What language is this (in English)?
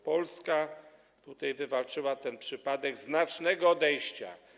Polish